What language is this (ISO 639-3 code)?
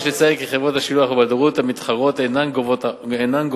heb